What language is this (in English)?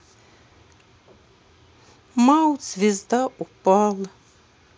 Russian